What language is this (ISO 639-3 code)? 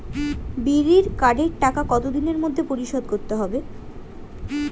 ben